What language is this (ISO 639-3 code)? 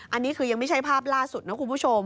tha